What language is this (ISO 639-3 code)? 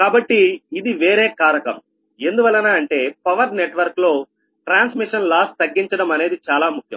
tel